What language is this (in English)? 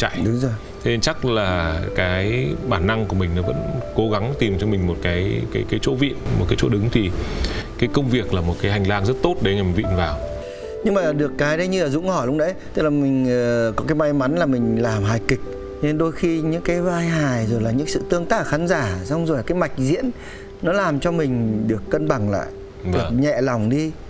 Vietnamese